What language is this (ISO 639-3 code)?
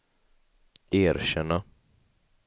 swe